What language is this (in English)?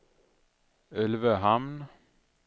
Swedish